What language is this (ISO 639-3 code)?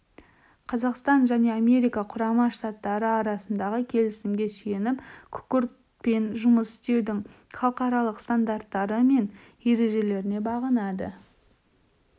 kaz